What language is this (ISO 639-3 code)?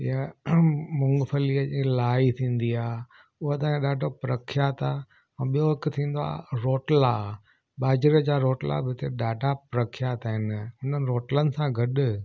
snd